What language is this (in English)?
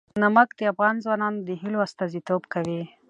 Pashto